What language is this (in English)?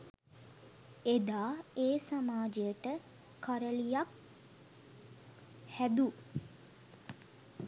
Sinhala